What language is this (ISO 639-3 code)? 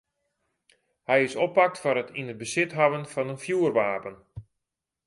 fry